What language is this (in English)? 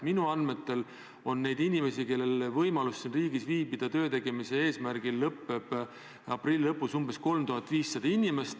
Estonian